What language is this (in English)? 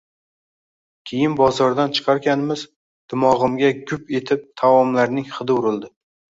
Uzbek